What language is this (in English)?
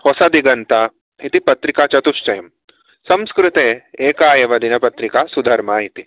Sanskrit